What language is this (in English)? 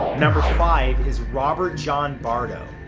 English